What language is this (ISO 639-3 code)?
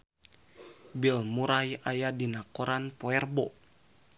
sun